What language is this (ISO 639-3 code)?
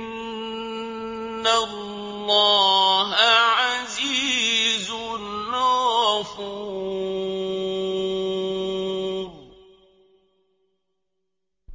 ara